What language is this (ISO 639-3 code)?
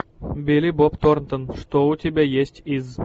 rus